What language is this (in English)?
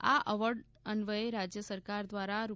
Gujarati